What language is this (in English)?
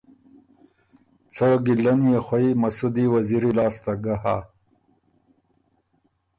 Ormuri